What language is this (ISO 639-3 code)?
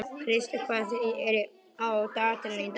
isl